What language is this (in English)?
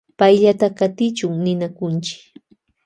Loja Highland Quichua